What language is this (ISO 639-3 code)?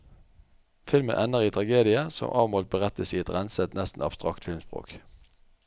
nor